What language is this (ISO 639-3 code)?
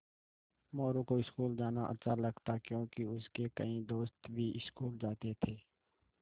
hin